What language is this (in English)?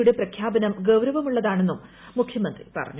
Malayalam